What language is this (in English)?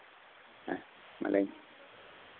Santali